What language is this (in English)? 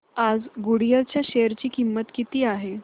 Marathi